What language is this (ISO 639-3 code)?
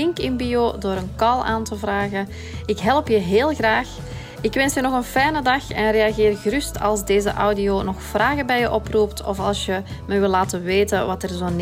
nld